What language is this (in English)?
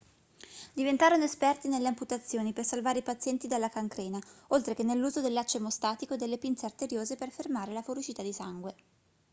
Italian